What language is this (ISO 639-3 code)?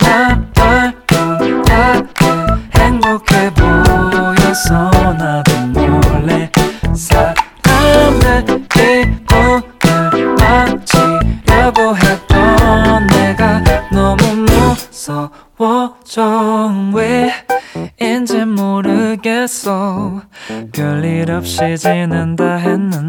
kor